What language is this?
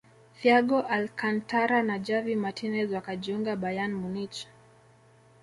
Swahili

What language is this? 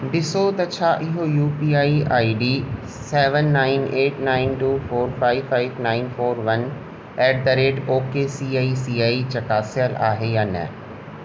Sindhi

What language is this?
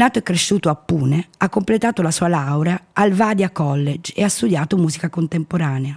Italian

